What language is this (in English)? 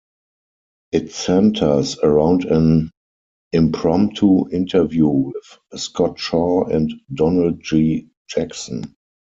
English